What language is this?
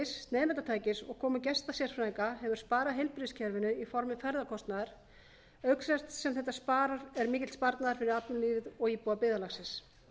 Icelandic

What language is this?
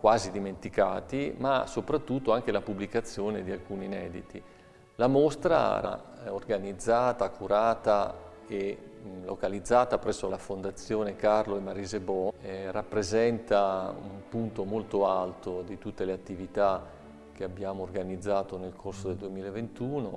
Italian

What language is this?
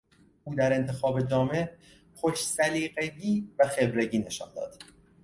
Persian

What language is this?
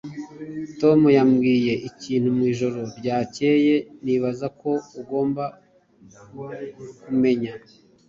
Kinyarwanda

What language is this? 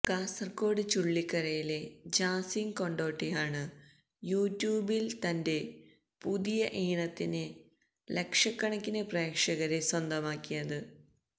Malayalam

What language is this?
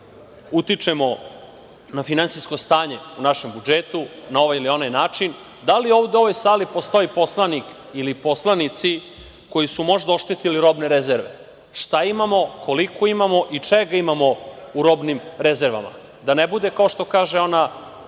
Serbian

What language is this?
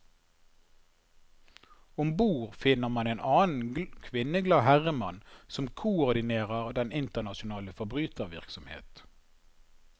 Norwegian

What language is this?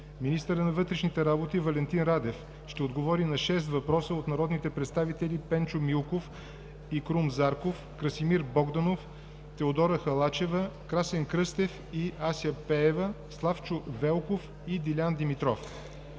Bulgarian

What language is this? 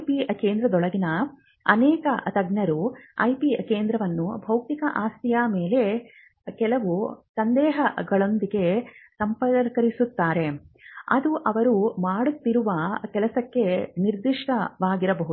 Kannada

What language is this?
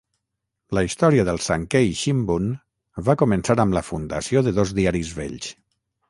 Catalan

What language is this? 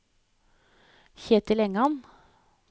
Norwegian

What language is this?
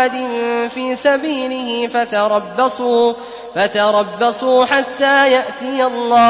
Arabic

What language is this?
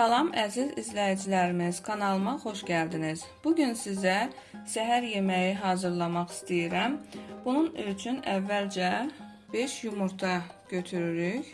Turkish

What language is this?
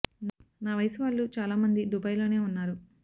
Telugu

